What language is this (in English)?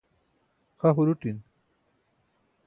Burushaski